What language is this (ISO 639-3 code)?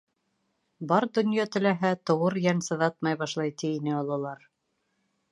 bak